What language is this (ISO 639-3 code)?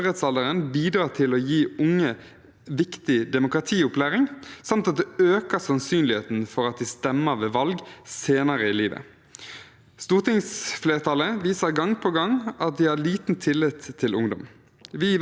nor